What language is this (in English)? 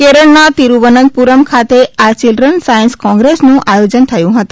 Gujarati